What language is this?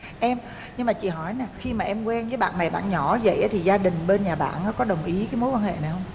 Vietnamese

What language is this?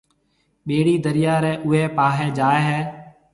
Marwari (Pakistan)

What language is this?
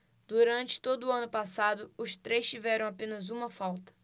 Portuguese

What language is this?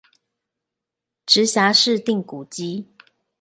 Chinese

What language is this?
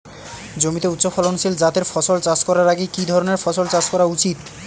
Bangla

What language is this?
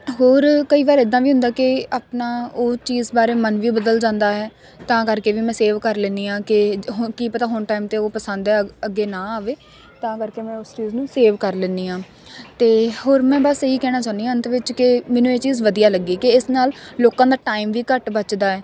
Punjabi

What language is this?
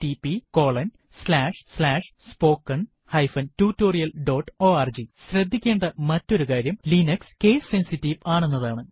Malayalam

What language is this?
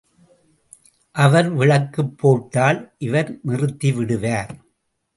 Tamil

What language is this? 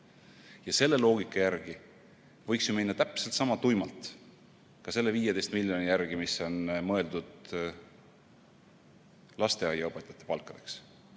Estonian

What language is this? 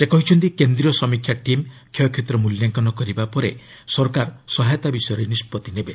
Odia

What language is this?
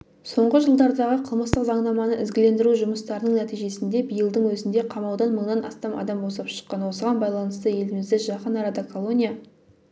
Kazakh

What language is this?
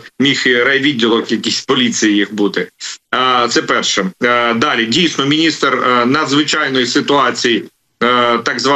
Ukrainian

